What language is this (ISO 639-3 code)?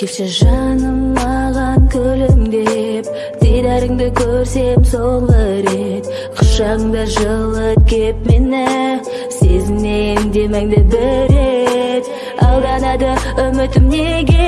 kaz